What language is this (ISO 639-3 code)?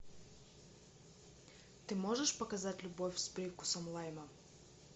rus